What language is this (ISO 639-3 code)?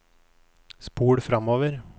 nor